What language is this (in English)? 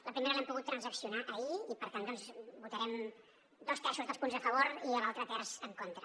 Catalan